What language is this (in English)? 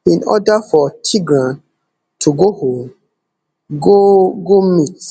Nigerian Pidgin